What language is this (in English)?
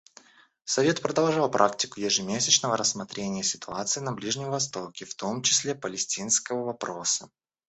Russian